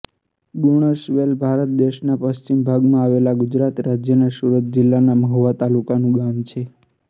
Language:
Gujarati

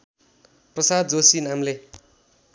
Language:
Nepali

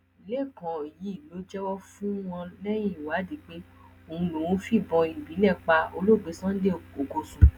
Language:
Yoruba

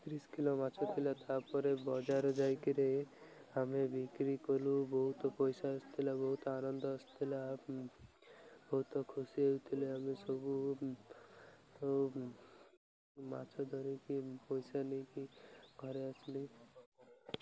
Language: Odia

